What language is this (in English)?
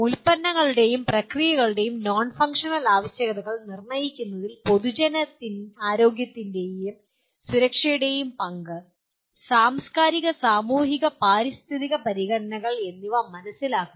Malayalam